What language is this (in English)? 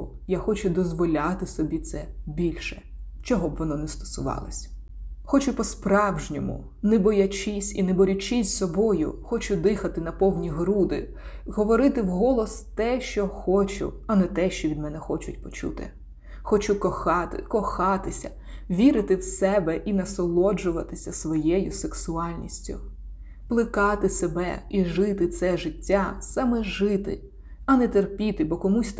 Ukrainian